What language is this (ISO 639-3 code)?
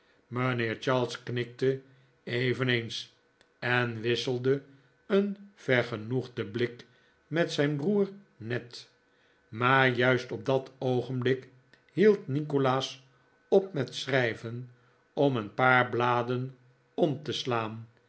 nld